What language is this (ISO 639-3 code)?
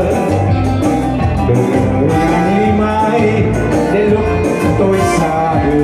vie